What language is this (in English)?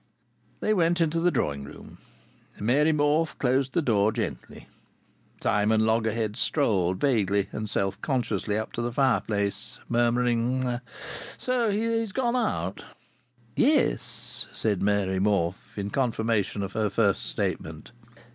English